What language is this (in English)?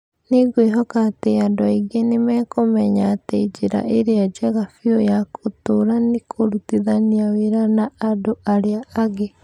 Kikuyu